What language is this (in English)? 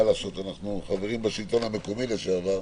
Hebrew